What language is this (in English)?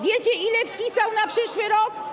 Polish